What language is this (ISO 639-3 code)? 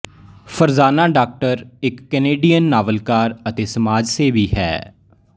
pan